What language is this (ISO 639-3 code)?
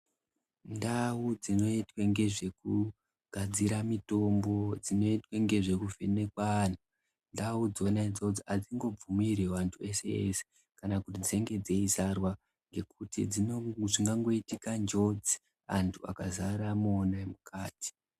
ndc